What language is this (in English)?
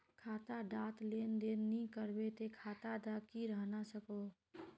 Magahi